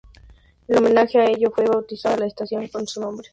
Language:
Spanish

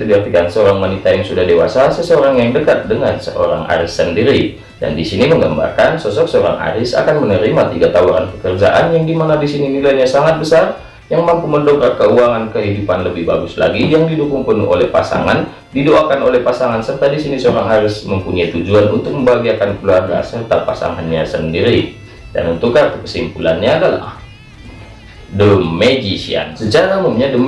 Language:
Indonesian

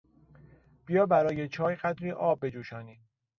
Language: Persian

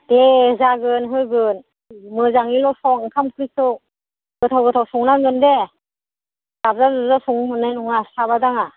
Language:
Bodo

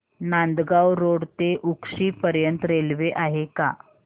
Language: Marathi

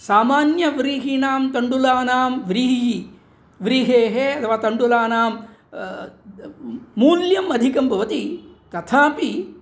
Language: Sanskrit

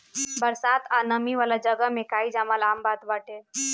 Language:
Bhojpuri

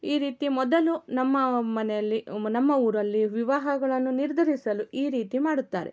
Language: Kannada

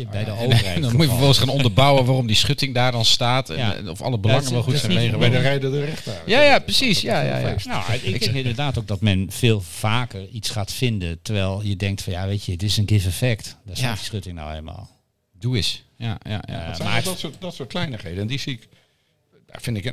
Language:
Dutch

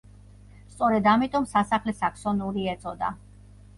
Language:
Georgian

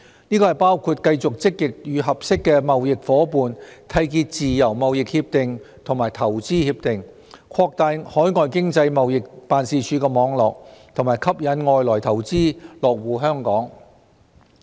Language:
Cantonese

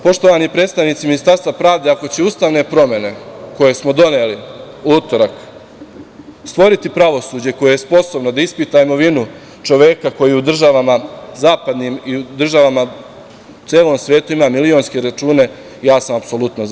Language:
Serbian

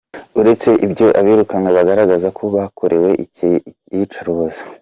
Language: Kinyarwanda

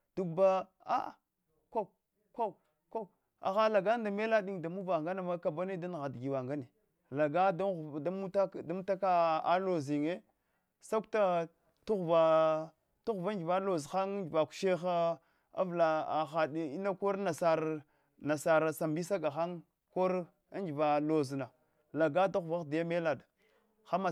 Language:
Hwana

